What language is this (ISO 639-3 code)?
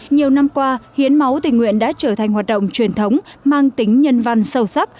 vie